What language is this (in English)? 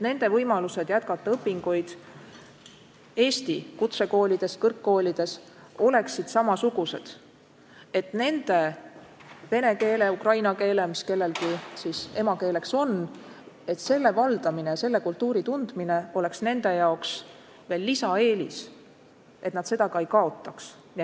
Estonian